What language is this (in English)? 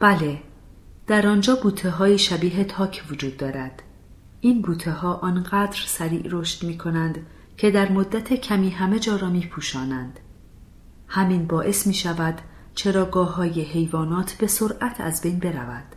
Persian